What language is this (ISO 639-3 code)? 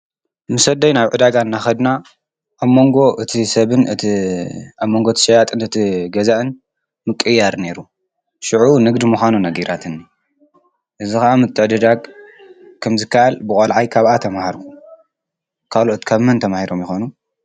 tir